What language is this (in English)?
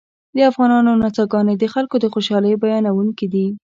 Pashto